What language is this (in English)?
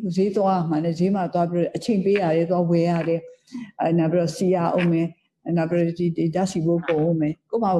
Thai